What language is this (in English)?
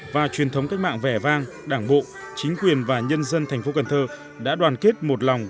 Vietnamese